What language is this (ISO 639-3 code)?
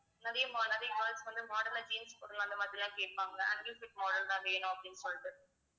tam